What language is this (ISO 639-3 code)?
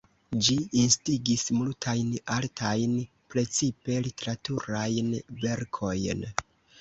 epo